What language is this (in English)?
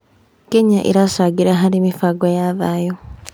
Kikuyu